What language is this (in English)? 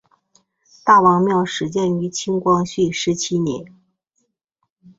Chinese